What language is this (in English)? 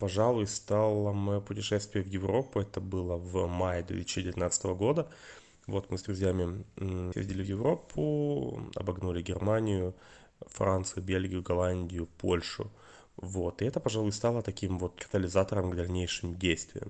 Russian